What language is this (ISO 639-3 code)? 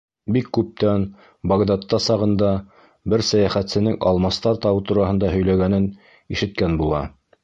bak